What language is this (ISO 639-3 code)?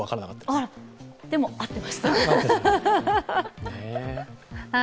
jpn